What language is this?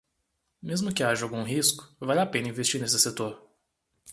Portuguese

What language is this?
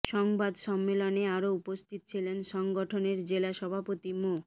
Bangla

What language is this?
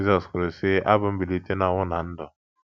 Igbo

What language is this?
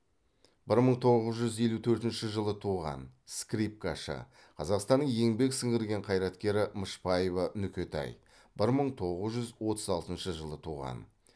Kazakh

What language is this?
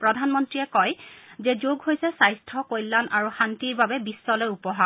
Assamese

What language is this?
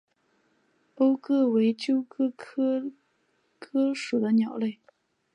Chinese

